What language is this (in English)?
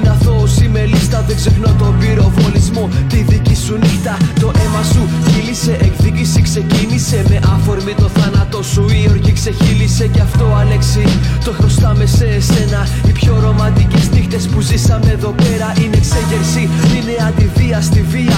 Greek